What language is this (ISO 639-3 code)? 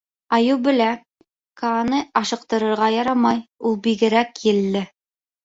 bak